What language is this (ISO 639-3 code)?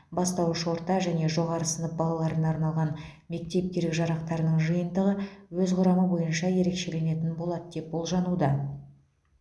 kaz